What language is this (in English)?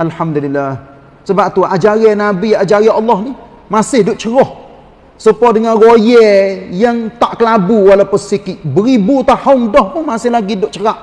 Malay